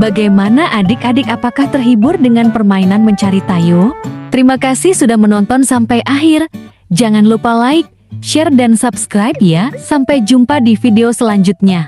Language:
Indonesian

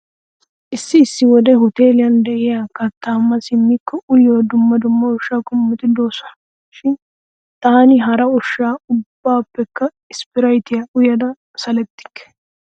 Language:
Wolaytta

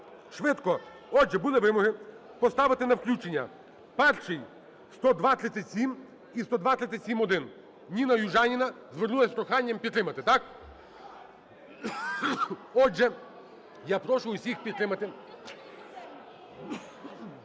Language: Ukrainian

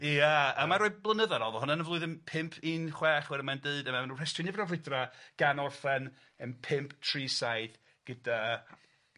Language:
Welsh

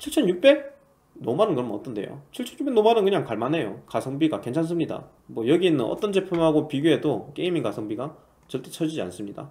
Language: Korean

